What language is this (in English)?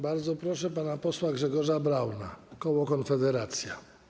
Polish